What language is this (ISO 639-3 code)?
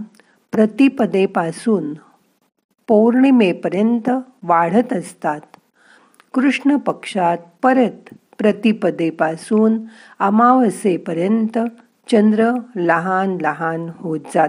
mar